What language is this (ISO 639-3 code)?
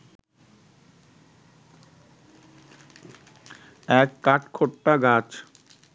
ben